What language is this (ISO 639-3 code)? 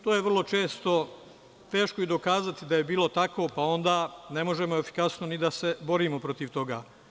srp